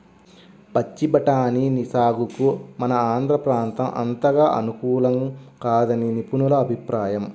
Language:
Telugu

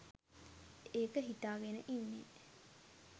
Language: Sinhala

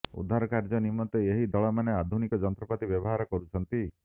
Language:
Odia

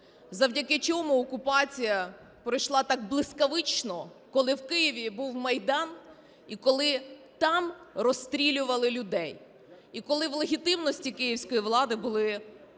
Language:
Ukrainian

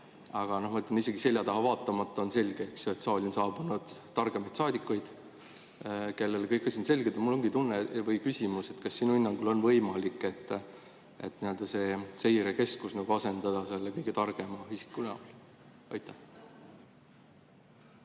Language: Estonian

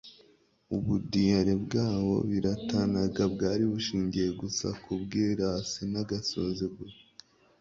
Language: Kinyarwanda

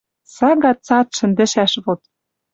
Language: Western Mari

